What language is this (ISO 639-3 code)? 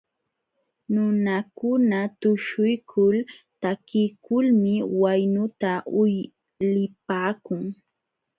qxw